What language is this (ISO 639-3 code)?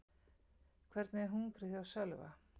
isl